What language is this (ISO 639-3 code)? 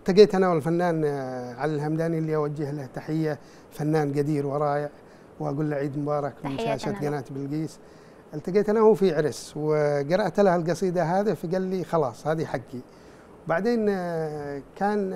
ara